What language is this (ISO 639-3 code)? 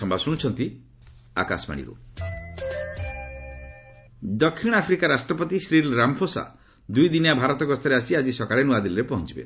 ori